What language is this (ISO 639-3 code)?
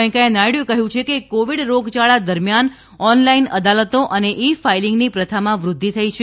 guj